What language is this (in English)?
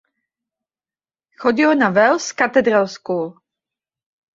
Czech